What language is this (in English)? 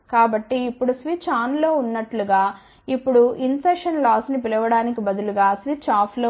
Telugu